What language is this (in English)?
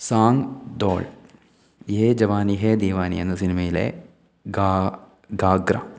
Malayalam